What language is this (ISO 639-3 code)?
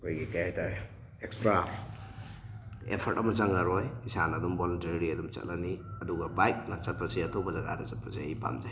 mni